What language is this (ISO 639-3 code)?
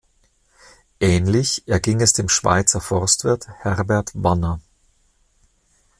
deu